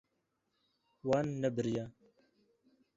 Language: Kurdish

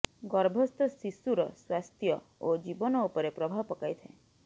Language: Odia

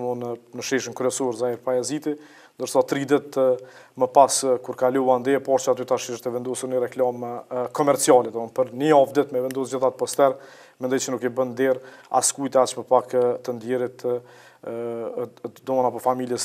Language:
Italian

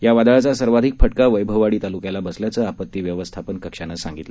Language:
Marathi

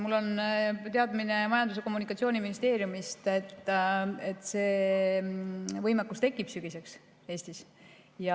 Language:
Estonian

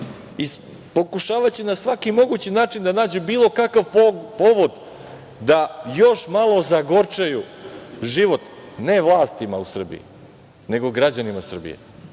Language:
Serbian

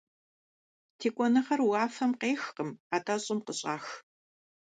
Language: Kabardian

